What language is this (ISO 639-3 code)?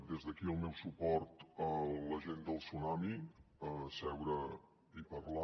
cat